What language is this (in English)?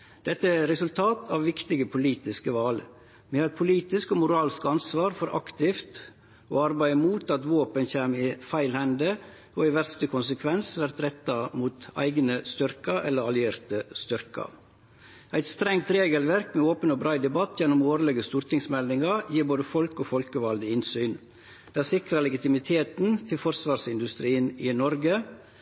Norwegian Nynorsk